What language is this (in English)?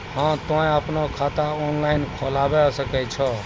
Maithili